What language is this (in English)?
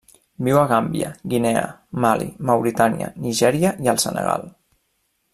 Catalan